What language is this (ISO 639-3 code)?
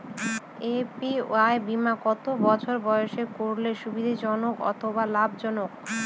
ben